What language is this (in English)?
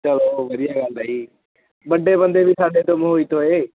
Punjabi